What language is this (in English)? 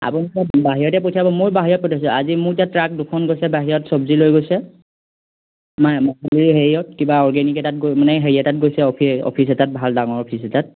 Assamese